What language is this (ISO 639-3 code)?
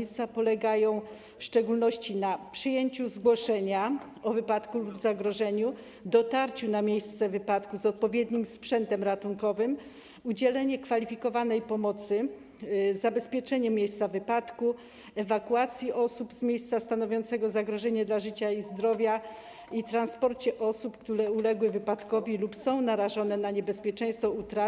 pol